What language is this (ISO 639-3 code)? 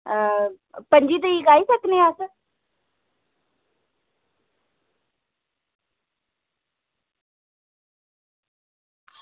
doi